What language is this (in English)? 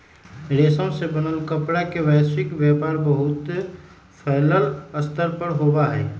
Magahi